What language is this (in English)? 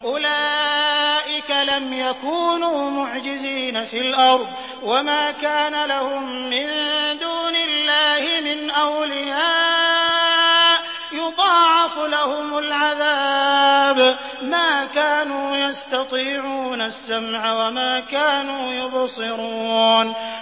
Arabic